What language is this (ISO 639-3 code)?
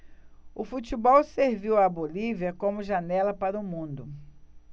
por